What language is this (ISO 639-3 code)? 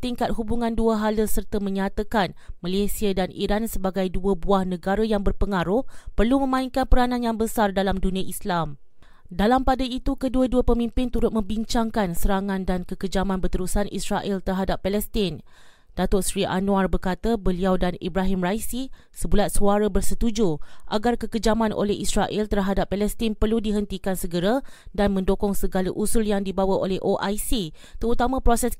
msa